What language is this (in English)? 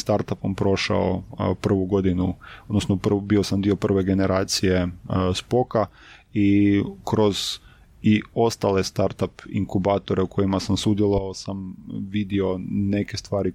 Croatian